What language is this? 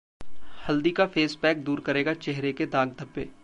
Hindi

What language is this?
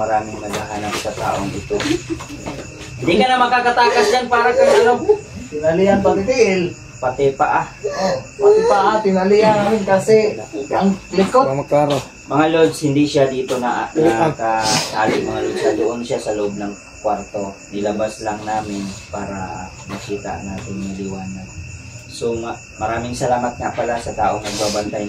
Filipino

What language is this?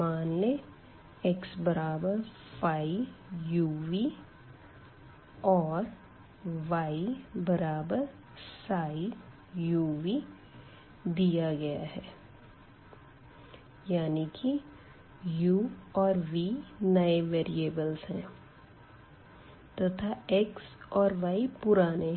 Hindi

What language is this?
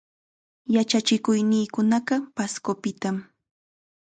Chiquián Ancash Quechua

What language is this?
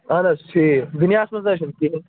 Kashmiri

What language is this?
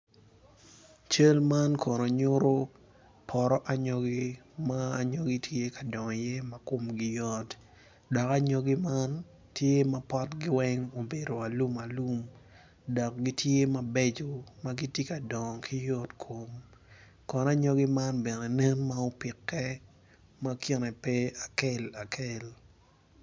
Acoli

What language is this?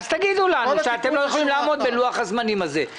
Hebrew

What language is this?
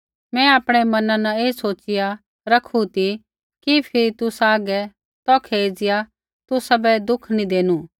Kullu Pahari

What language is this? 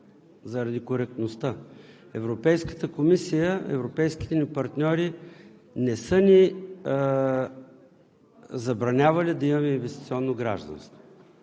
Bulgarian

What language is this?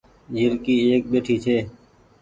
Goaria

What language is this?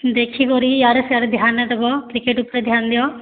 Odia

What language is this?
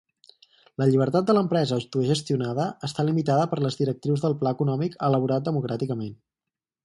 Catalan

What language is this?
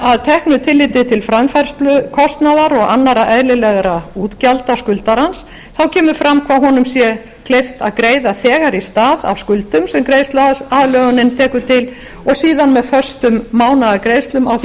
Icelandic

